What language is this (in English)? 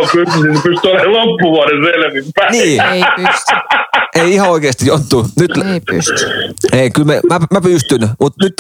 Finnish